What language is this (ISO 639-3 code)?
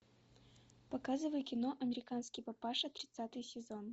rus